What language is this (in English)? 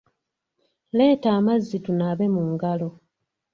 Ganda